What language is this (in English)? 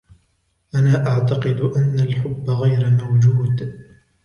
Arabic